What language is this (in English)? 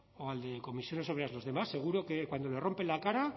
Spanish